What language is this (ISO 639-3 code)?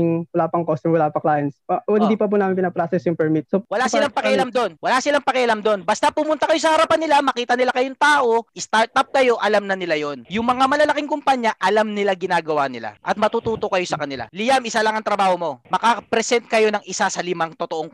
fil